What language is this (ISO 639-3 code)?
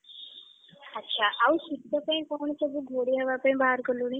ori